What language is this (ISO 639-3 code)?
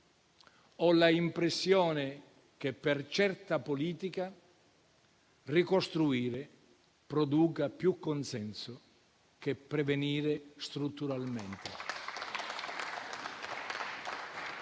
ita